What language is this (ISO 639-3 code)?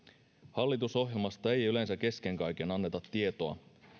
fin